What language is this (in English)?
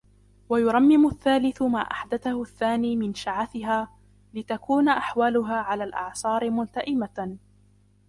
Arabic